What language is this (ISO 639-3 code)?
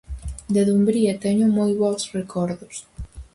glg